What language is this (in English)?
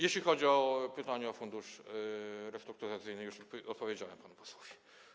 Polish